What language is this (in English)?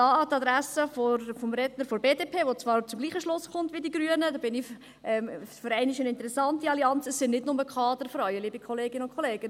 Swiss German